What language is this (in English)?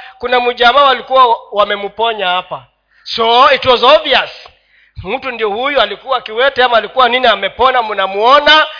Swahili